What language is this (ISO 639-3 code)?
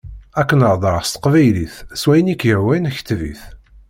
kab